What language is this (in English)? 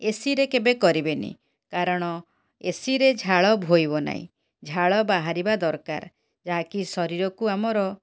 Odia